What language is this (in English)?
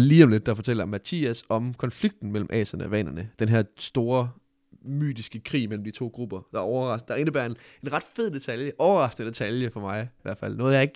Danish